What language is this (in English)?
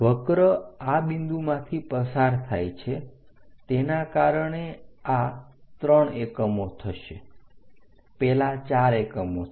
Gujarati